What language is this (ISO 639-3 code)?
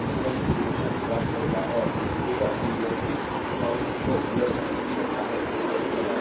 hin